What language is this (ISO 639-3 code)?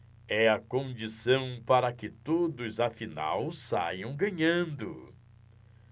por